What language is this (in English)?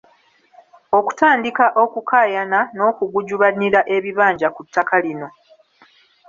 Ganda